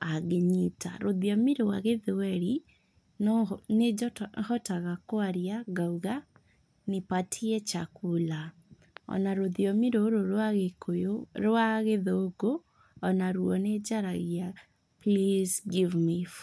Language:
Kikuyu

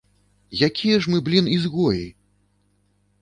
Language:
Belarusian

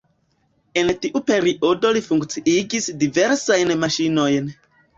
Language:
Esperanto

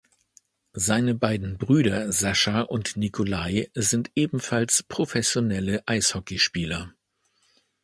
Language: German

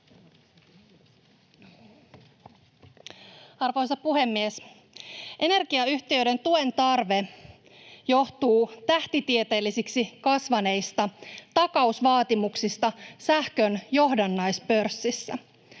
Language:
Finnish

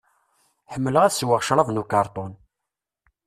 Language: Kabyle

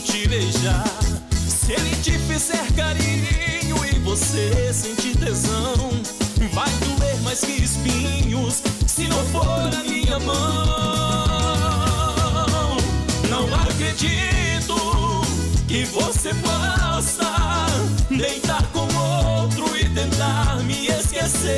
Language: Portuguese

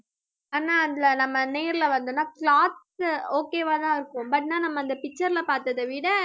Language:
Tamil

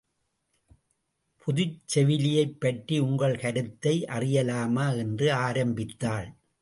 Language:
Tamil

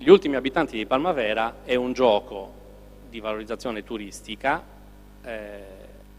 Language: Italian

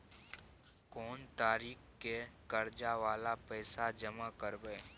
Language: Maithili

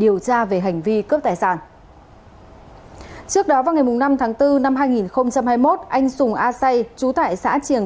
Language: Vietnamese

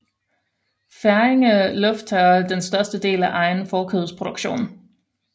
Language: Danish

